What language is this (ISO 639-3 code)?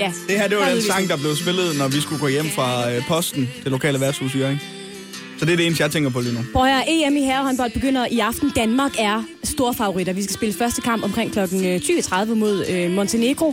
dan